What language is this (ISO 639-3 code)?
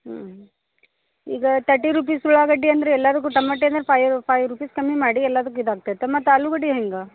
kan